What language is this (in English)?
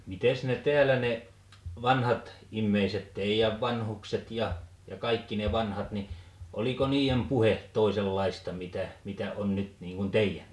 Finnish